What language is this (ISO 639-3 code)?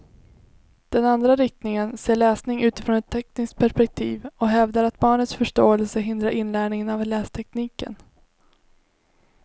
swe